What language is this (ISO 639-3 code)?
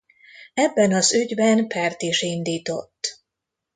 hun